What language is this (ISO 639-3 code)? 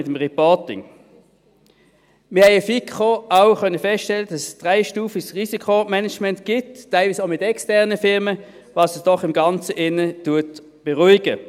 gsw